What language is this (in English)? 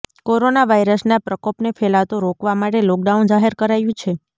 Gujarati